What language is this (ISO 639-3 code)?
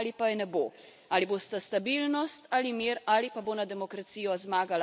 slv